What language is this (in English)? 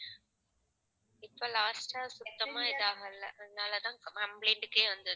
Tamil